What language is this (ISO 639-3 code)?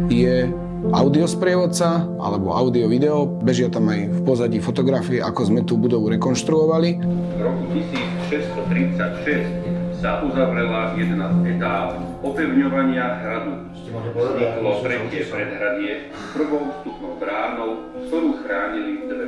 slk